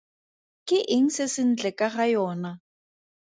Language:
Tswana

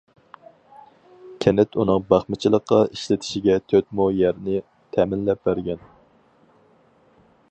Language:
Uyghur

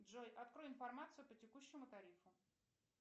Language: Russian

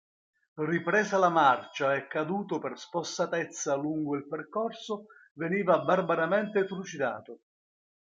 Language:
Italian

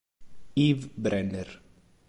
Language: Italian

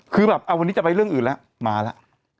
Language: Thai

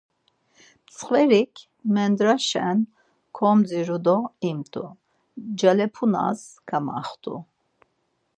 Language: Laz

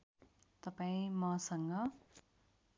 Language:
Nepali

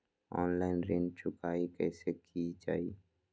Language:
Magahi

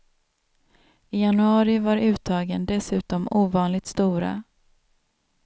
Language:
Swedish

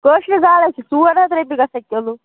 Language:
Kashmiri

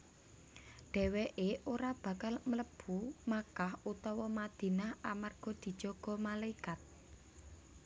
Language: Javanese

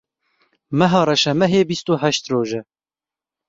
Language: Kurdish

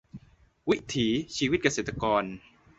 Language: Thai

